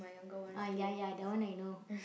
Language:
English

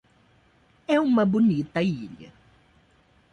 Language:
Portuguese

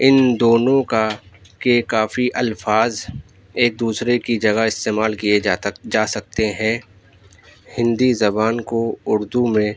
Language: Urdu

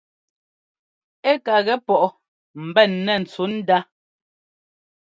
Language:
Ngomba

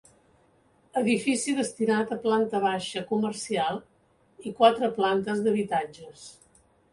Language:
Catalan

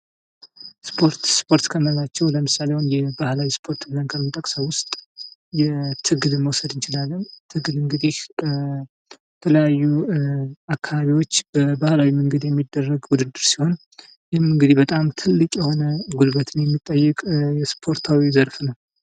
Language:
Amharic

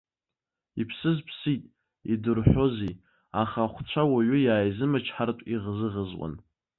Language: Abkhazian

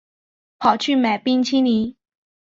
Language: Chinese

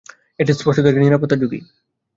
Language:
Bangla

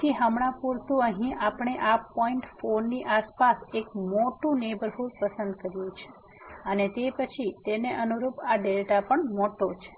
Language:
Gujarati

